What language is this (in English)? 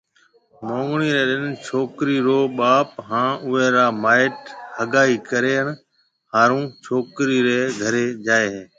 Marwari (Pakistan)